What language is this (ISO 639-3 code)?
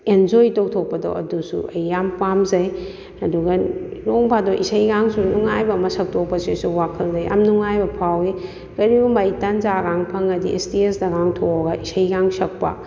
mni